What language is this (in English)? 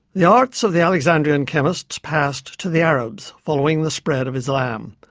English